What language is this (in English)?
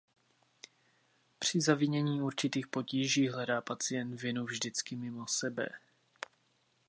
Czech